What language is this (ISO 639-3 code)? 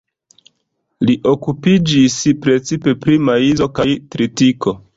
epo